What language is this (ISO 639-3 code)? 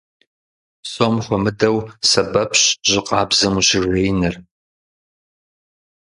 kbd